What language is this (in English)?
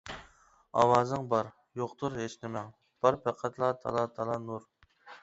Uyghur